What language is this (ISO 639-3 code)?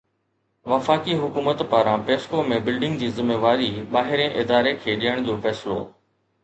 snd